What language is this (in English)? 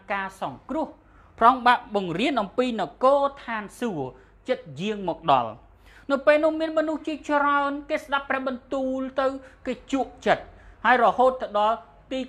Thai